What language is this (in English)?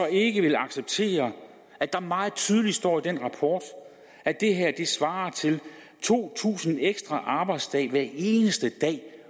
Danish